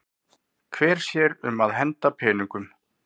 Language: Icelandic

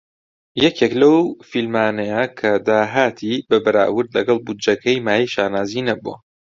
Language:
Central Kurdish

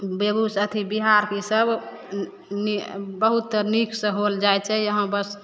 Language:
Maithili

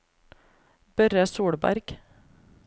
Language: Norwegian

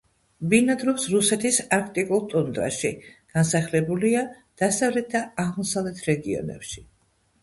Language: Georgian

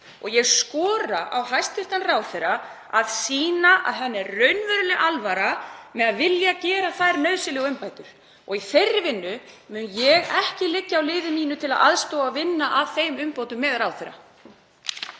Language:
Icelandic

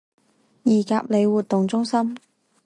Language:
Chinese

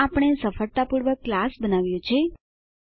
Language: Gujarati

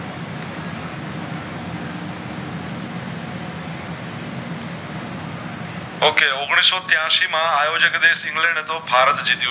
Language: Gujarati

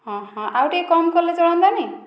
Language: Odia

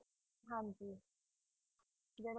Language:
Punjabi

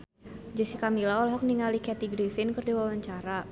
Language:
Sundanese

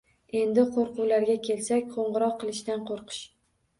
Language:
Uzbek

